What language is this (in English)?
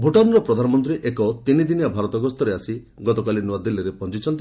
Odia